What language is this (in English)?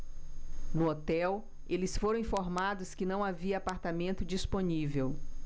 Portuguese